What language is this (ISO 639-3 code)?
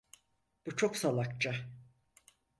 tur